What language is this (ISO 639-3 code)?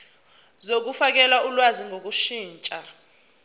zul